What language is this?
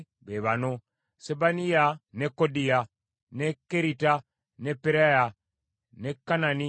Ganda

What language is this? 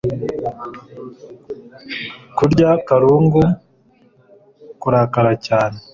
Kinyarwanda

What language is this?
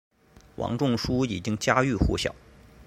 Chinese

